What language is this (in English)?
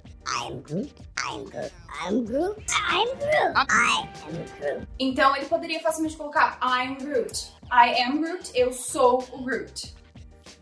Portuguese